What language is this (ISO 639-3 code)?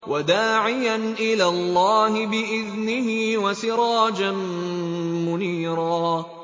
ara